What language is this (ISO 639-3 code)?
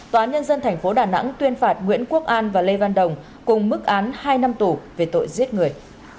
vie